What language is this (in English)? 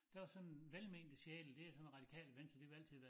Danish